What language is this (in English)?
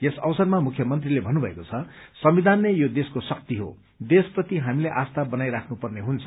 Nepali